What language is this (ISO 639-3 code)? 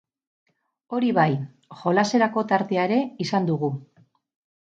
eus